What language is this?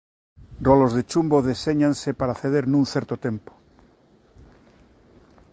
Galician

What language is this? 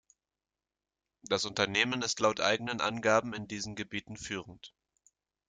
German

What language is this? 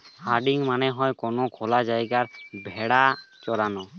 Bangla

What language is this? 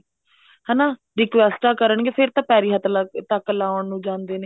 Punjabi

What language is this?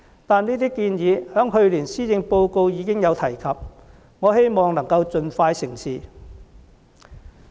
Cantonese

